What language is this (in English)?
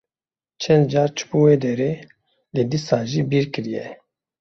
Kurdish